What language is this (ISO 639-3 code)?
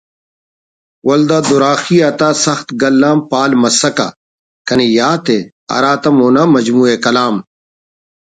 brh